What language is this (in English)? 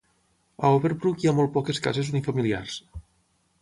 Catalan